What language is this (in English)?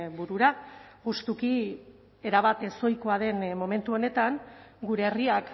Basque